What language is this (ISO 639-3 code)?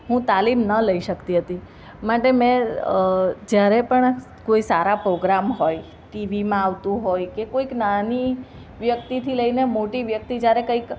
guj